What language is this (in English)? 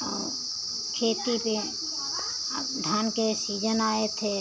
Hindi